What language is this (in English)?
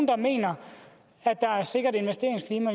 Danish